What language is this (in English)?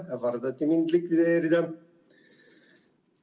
Estonian